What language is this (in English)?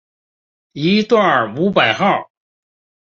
Chinese